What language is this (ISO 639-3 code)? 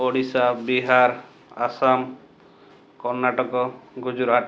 ori